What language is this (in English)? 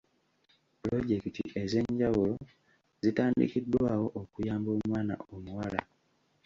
Ganda